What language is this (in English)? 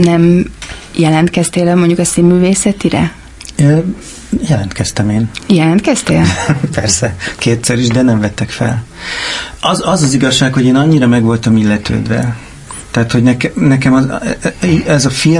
Hungarian